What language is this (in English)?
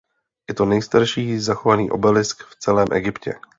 Czech